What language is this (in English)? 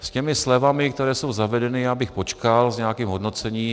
Czech